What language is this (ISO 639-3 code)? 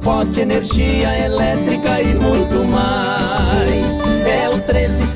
por